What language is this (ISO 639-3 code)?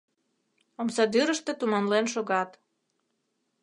chm